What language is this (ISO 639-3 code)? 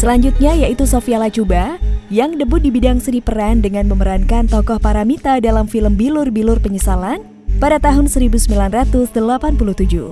ind